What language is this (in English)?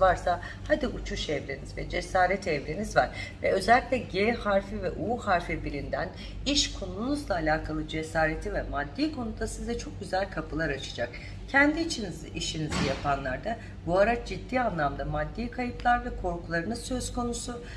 Turkish